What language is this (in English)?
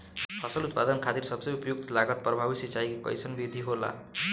Bhojpuri